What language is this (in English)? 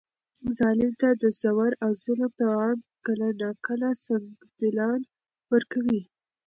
Pashto